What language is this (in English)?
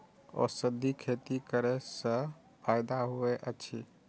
Maithili